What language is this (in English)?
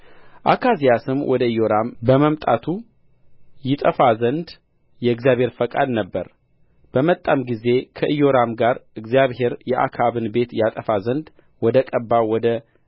Amharic